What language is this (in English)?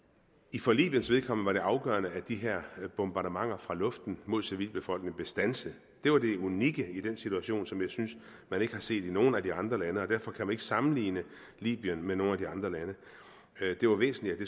Danish